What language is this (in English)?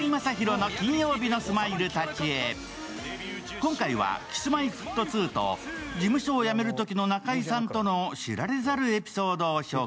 Japanese